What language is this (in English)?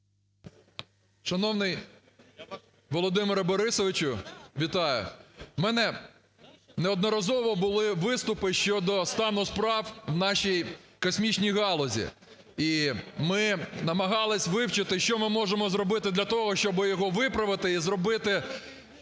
Ukrainian